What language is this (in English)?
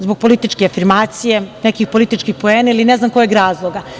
Serbian